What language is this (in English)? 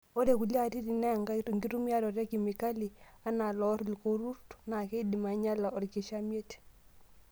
Masai